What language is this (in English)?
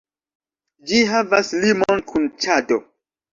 Esperanto